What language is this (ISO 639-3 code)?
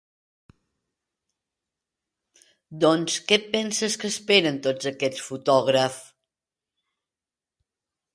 cat